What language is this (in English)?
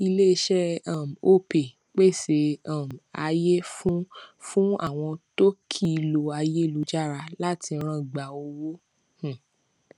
Yoruba